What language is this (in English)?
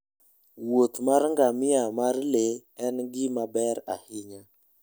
Luo (Kenya and Tanzania)